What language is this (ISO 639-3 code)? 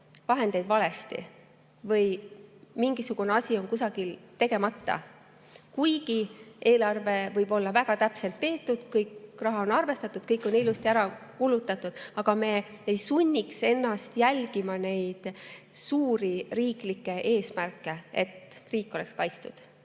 est